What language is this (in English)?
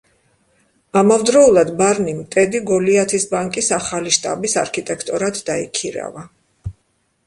Georgian